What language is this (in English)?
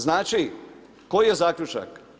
Croatian